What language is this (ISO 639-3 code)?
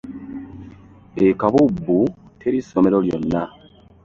lug